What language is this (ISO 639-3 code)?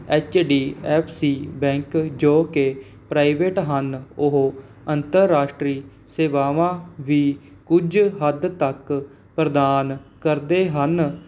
pan